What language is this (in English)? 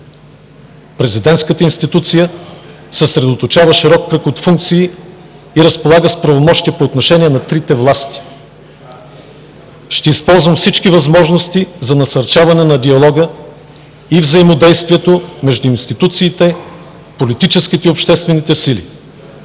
Bulgarian